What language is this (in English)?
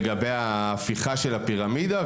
Hebrew